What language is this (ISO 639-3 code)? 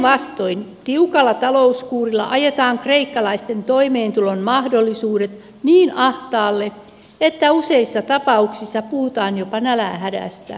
fin